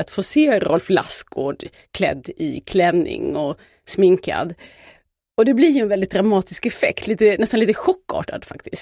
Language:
Swedish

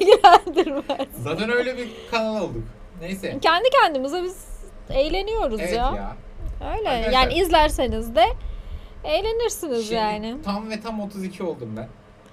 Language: Turkish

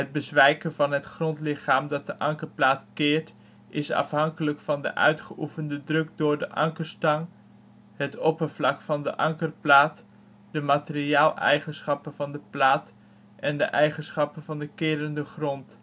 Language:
Dutch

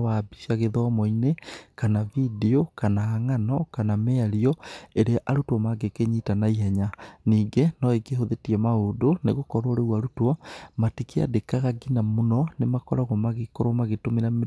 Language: Kikuyu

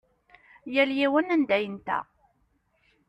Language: Kabyle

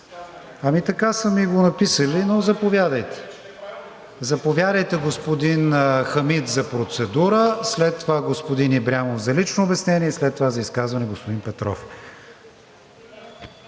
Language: Bulgarian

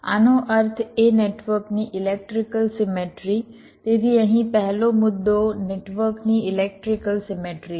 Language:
Gujarati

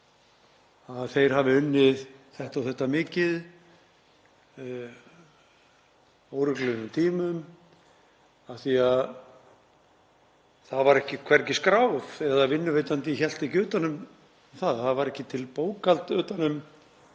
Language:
Icelandic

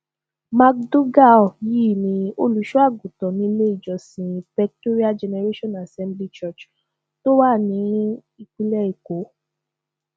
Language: Yoruba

